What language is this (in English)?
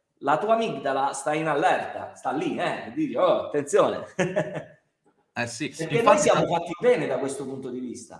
Italian